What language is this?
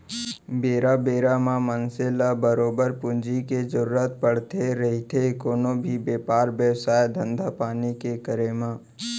Chhattisgarhi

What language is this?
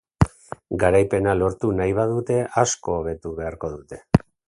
Basque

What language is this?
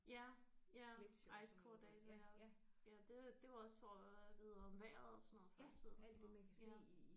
Danish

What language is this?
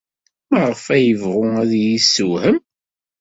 Kabyle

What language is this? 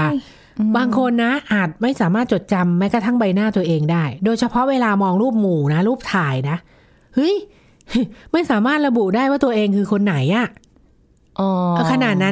Thai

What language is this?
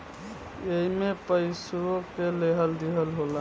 Bhojpuri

